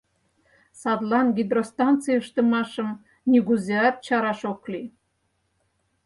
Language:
Mari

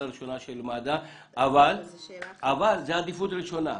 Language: Hebrew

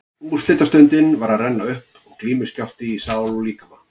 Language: Icelandic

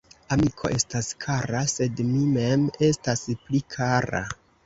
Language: Esperanto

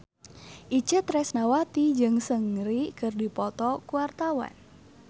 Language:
Sundanese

